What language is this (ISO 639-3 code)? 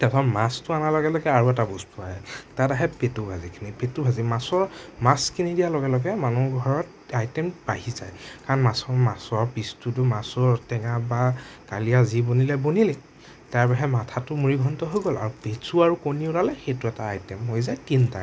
asm